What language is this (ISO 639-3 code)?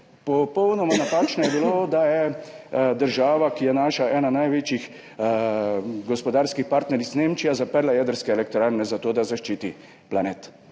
slv